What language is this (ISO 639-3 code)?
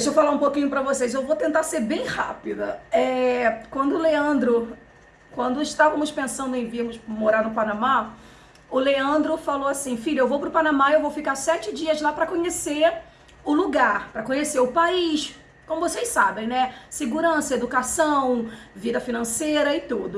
por